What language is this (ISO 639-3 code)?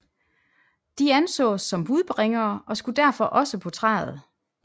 dan